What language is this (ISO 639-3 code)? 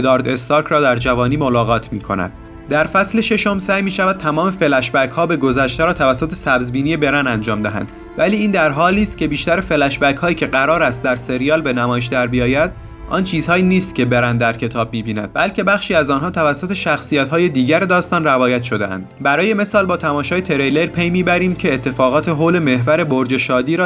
fas